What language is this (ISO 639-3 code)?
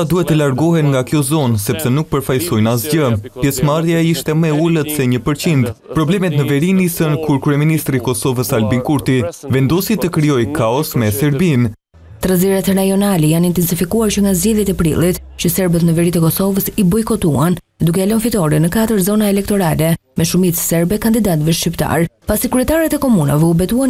ron